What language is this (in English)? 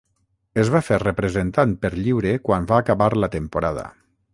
Catalan